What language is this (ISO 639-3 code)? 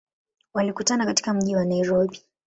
swa